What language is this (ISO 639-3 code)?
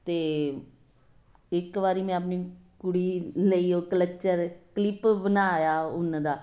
pan